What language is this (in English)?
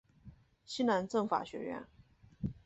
Chinese